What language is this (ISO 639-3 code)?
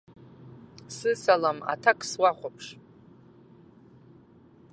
abk